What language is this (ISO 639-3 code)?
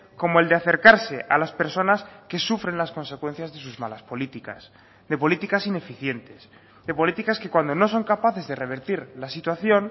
spa